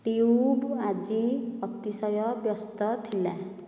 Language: Odia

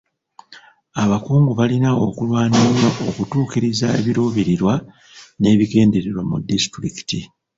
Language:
Ganda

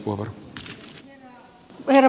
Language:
Finnish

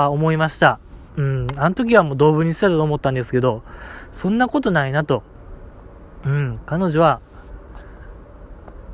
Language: Japanese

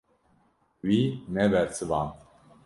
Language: Kurdish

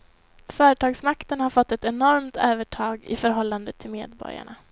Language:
Swedish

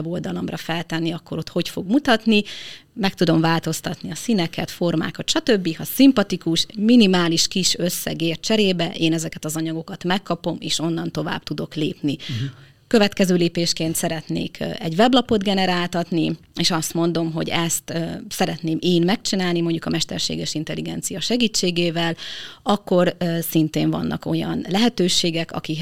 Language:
Hungarian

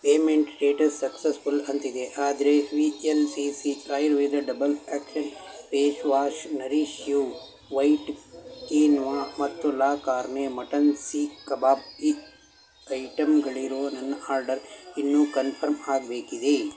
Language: Kannada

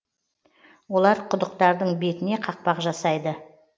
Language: Kazakh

